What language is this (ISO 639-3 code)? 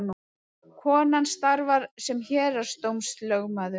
isl